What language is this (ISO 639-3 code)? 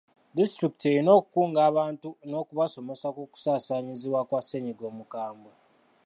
lug